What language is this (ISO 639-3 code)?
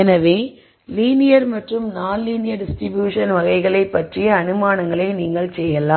tam